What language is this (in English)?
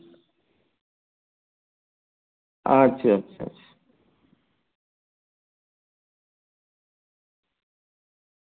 Santali